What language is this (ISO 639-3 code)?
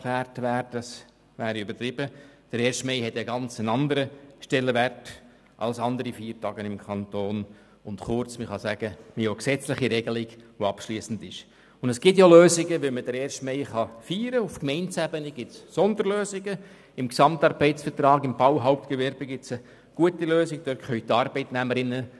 gsw